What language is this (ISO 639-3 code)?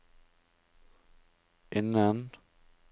nor